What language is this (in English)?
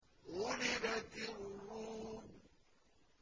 Arabic